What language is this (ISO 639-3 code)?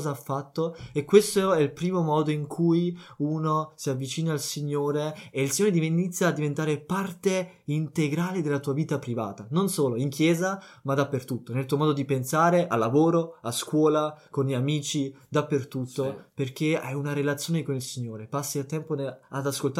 ita